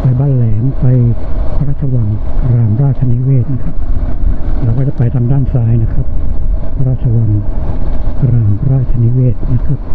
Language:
Thai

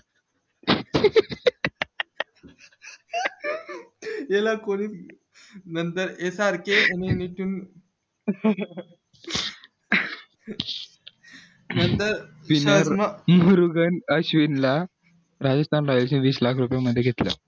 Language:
Marathi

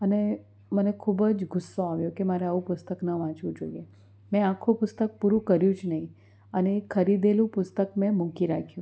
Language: Gujarati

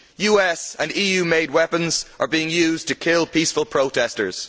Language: English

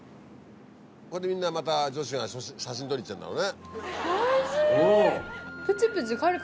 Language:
Japanese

